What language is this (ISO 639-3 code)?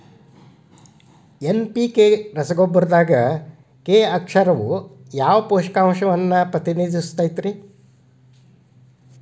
kan